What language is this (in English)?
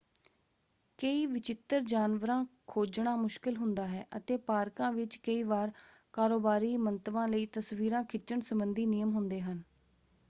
Punjabi